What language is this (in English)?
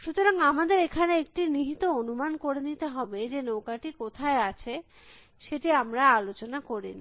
Bangla